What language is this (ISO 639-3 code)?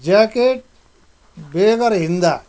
nep